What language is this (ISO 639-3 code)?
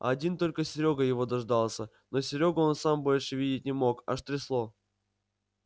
rus